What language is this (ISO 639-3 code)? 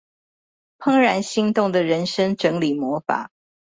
zho